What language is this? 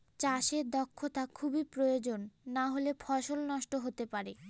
Bangla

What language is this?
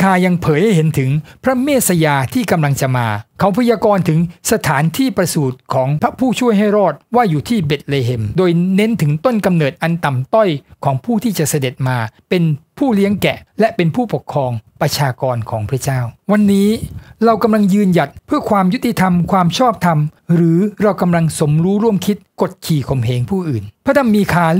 Thai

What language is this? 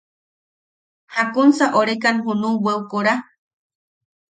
Yaqui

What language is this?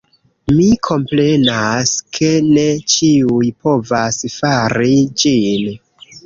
Esperanto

